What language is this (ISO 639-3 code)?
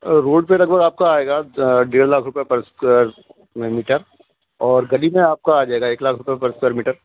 urd